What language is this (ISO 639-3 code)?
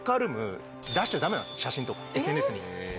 jpn